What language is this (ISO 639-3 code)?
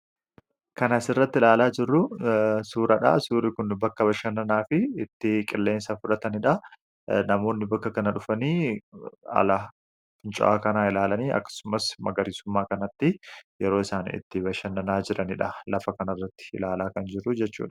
orm